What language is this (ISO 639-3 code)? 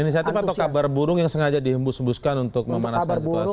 ind